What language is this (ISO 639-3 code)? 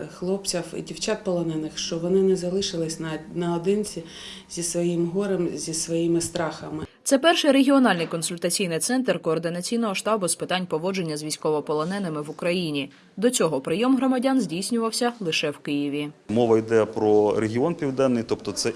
ukr